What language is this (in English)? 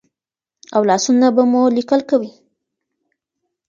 Pashto